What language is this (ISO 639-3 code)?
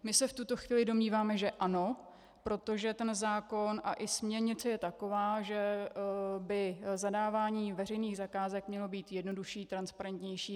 ces